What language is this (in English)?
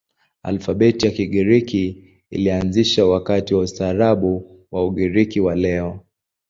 Swahili